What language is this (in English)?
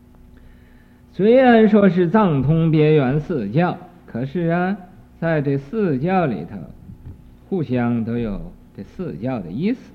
Chinese